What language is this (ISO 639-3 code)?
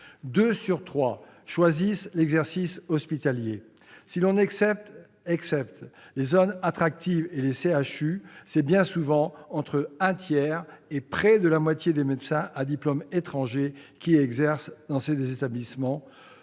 fra